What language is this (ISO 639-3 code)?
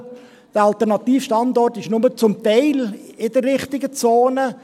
gsw